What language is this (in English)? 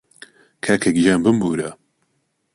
Central Kurdish